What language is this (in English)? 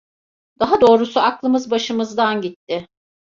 Turkish